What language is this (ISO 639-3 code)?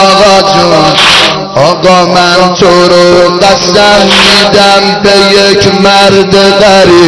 fas